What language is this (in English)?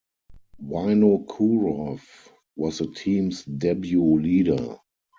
English